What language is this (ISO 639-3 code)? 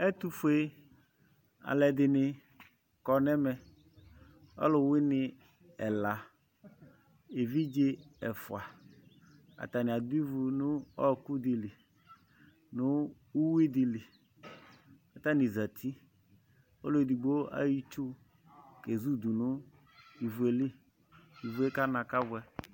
kpo